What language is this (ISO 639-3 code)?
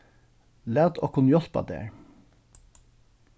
fao